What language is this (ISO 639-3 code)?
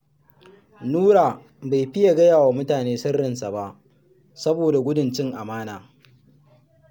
hau